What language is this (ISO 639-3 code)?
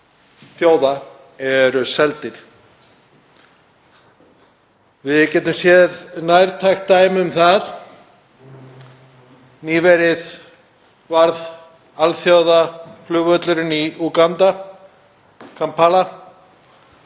isl